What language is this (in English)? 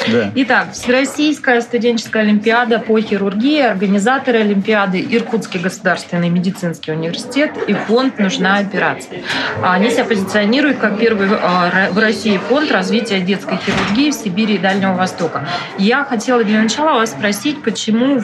Russian